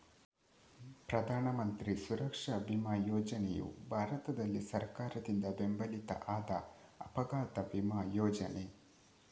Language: Kannada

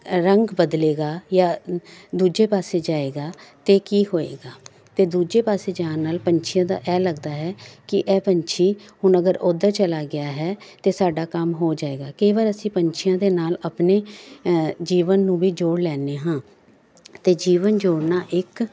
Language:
Punjabi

